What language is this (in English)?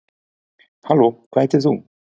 Icelandic